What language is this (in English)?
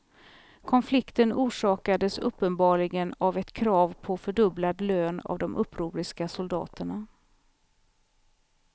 Swedish